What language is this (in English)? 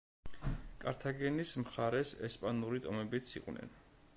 Georgian